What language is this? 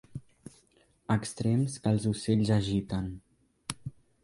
Catalan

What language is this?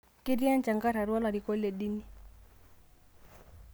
Masai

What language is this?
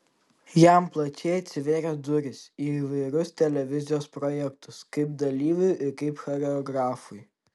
Lithuanian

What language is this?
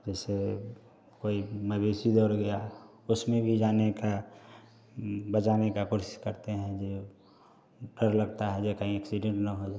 Hindi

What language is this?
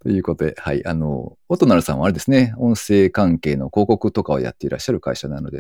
Japanese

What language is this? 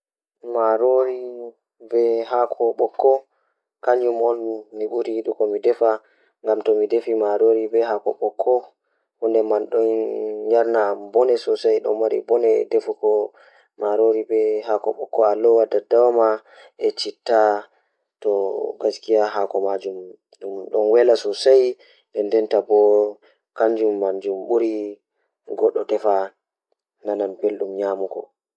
Fula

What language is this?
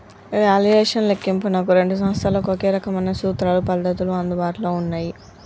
Telugu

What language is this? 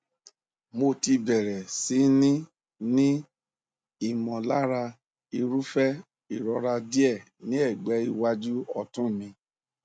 Yoruba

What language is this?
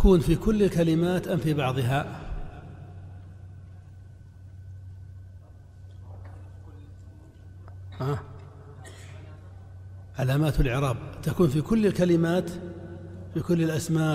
Arabic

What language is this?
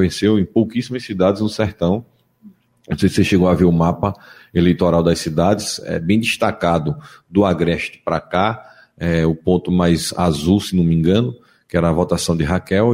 Portuguese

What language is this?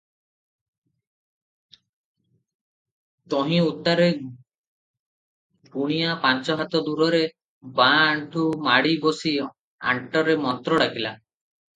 Odia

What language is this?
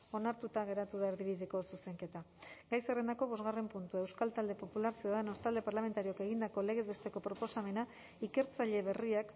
Basque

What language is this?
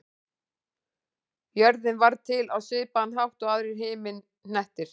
Icelandic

